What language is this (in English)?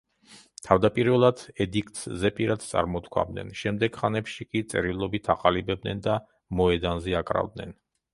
Georgian